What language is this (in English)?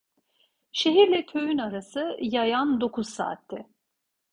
Turkish